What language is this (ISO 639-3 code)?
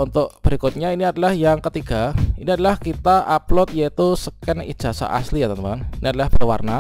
ind